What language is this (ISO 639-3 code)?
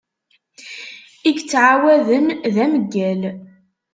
kab